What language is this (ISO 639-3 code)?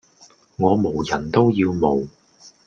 yue